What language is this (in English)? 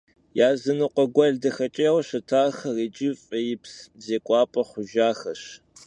Kabardian